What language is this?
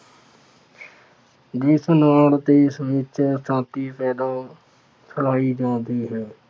Punjabi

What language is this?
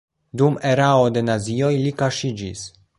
Esperanto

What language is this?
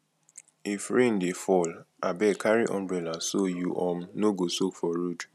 Nigerian Pidgin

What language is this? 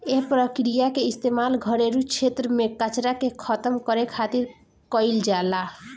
Bhojpuri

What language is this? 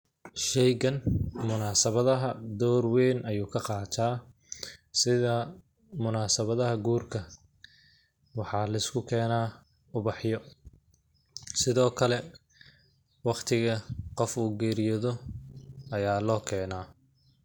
Somali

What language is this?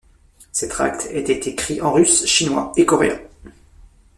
French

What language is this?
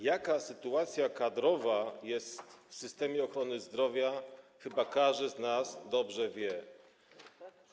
Polish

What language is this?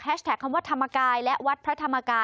Thai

